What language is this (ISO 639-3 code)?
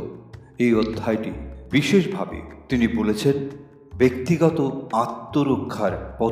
ben